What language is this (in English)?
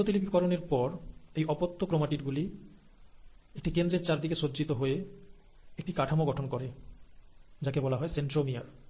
Bangla